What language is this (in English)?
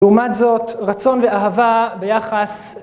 Hebrew